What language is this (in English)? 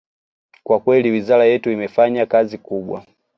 Swahili